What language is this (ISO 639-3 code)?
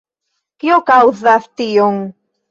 epo